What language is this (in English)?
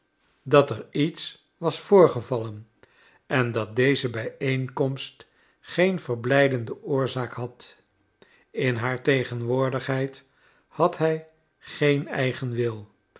Dutch